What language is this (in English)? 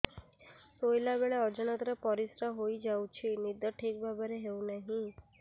Odia